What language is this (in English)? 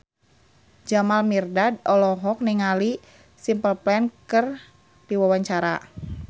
Sundanese